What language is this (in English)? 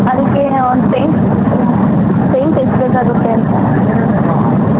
Kannada